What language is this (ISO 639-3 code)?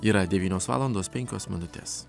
lit